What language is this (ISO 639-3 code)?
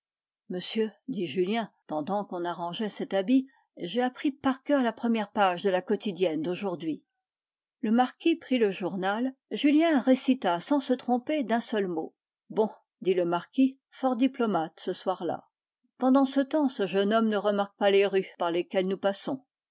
fra